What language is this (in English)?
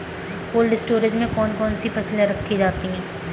Hindi